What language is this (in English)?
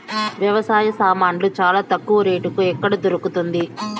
Telugu